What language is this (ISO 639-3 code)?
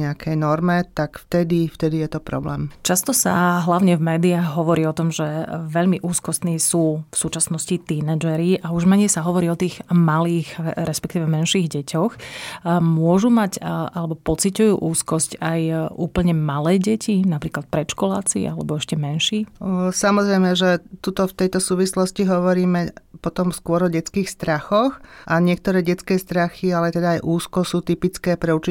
slk